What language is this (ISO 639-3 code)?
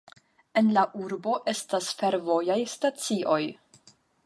epo